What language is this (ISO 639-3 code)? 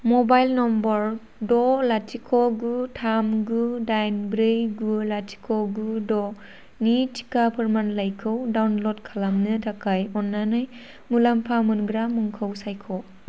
brx